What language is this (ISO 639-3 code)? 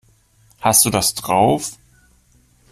deu